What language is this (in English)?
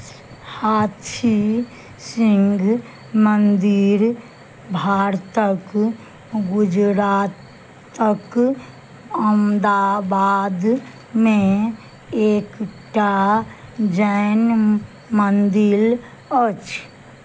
Maithili